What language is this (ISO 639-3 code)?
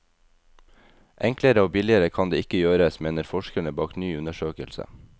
nor